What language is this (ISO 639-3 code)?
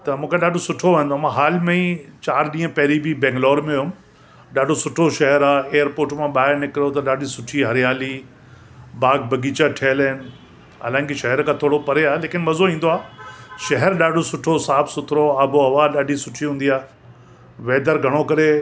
snd